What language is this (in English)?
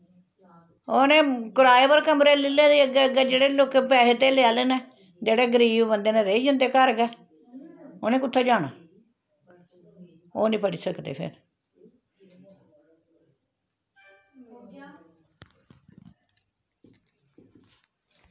Dogri